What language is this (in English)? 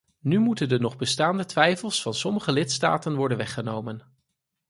Dutch